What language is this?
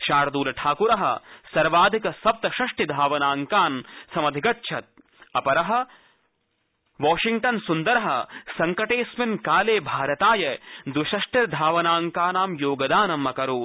Sanskrit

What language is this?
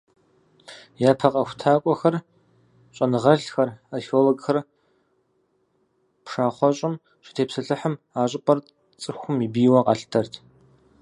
Kabardian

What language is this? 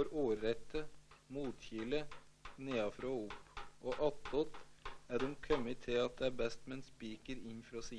Norwegian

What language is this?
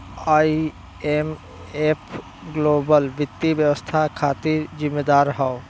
Bhojpuri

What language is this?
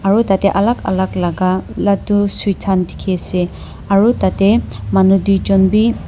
Naga Pidgin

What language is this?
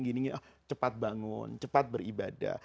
Indonesian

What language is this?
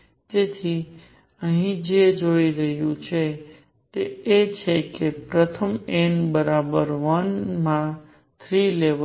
Gujarati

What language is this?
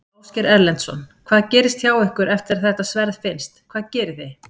Icelandic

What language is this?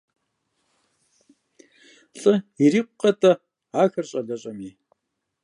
Kabardian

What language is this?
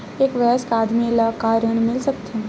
Chhattisgarhi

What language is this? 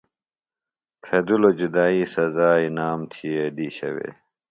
Phalura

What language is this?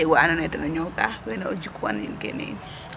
Serer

